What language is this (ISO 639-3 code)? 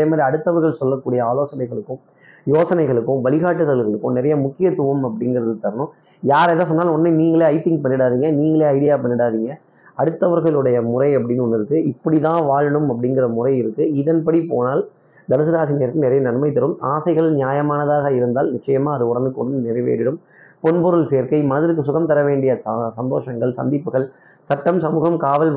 tam